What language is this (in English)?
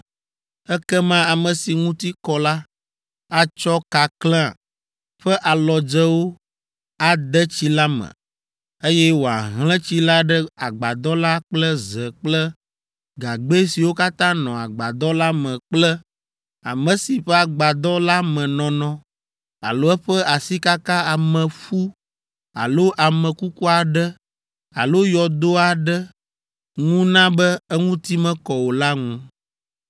Ewe